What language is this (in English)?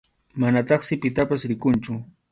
Arequipa-La Unión Quechua